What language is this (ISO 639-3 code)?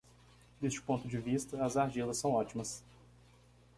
por